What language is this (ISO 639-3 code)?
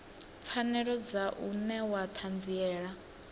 ven